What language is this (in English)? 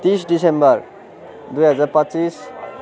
Nepali